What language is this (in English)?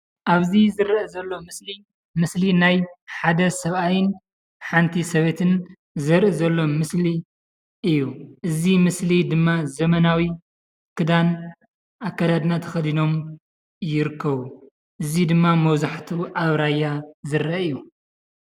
Tigrinya